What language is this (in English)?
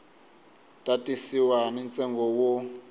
Tsonga